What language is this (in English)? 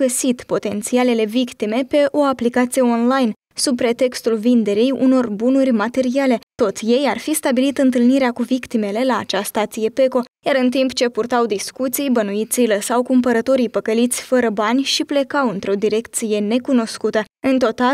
Romanian